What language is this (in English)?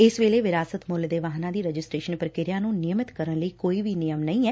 Punjabi